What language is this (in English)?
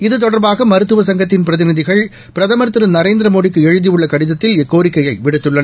Tamil